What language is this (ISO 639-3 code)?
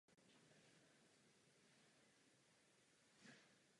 ces